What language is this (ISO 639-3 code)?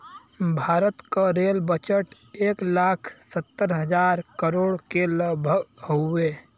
bho